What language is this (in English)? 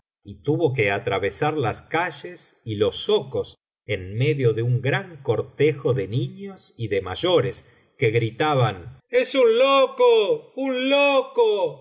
Spanish